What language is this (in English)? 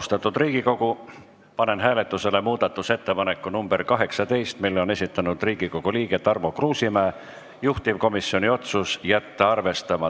Estonian